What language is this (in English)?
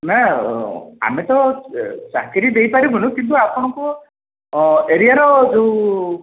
Odia